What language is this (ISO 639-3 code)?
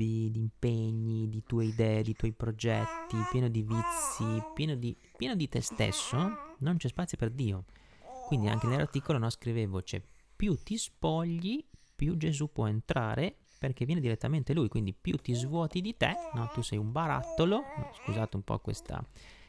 ita